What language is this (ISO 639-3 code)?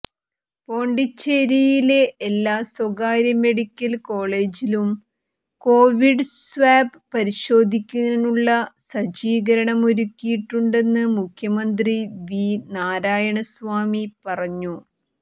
mal